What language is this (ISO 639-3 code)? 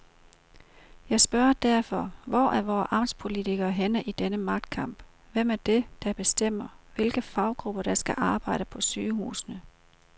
dan